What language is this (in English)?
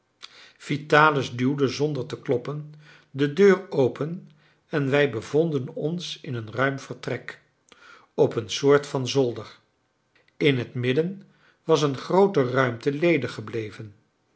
Dutch